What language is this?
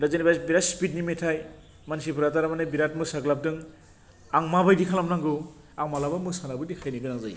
Bodo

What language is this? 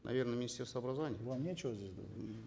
Kazakh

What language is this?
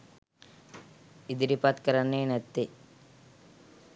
Sinhala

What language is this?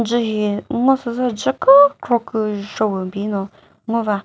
Chokri Naga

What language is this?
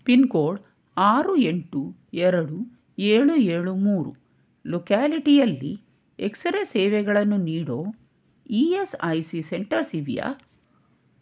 Kannada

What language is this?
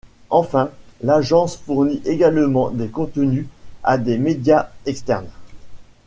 French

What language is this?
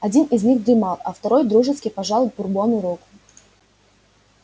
Russian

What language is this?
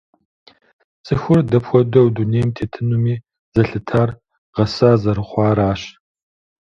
Kabardian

